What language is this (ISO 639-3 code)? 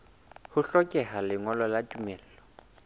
sot